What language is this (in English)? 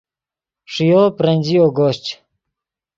Yidgha